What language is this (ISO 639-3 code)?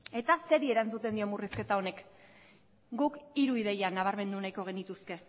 eus